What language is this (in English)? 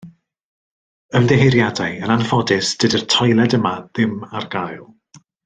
Welsh